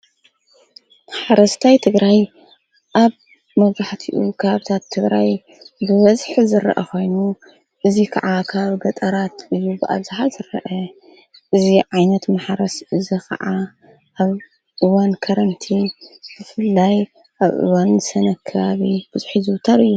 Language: Tigrinya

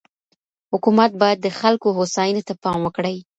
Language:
Pashto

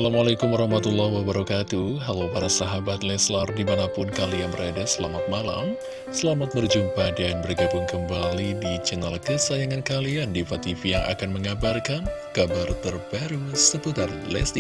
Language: Indonesian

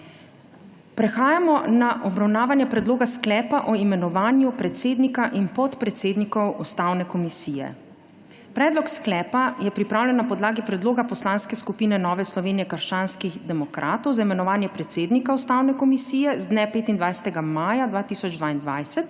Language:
Slovenian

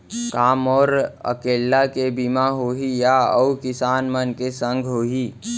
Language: Chhattisgarhi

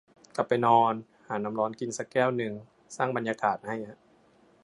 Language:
Thai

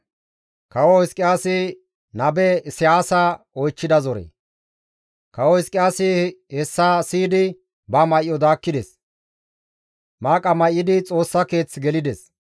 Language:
Gamo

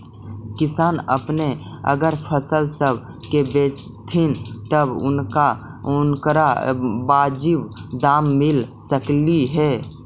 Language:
Magahi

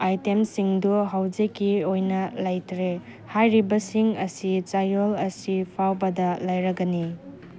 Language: Manipuri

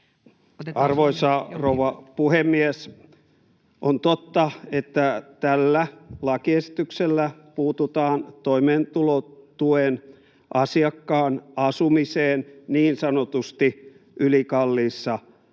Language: Finnish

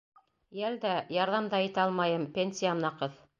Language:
Bashkir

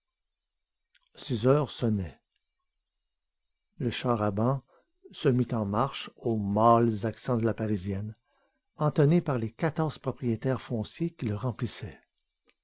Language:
French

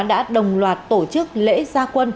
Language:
Vietnamese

